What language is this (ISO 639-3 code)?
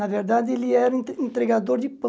por